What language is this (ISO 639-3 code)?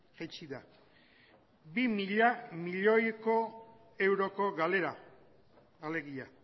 eus